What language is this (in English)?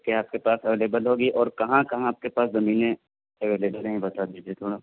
Urdu